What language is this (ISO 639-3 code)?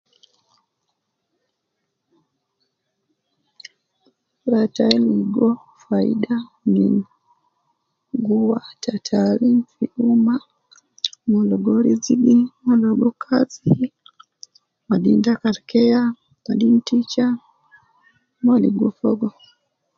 kcn